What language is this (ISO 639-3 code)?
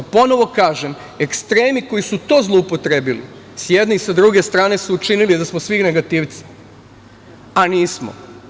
srp